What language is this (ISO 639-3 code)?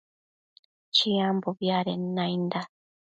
mcf